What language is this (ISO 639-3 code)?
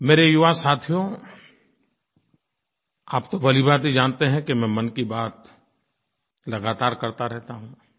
hin